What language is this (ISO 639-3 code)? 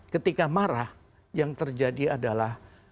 ind